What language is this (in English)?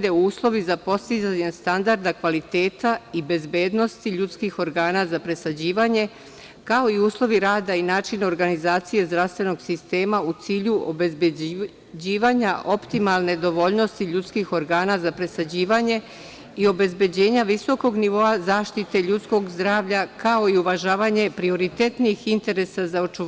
Serbian